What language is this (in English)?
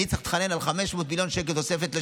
Hebrew